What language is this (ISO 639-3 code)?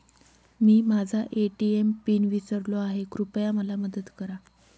mar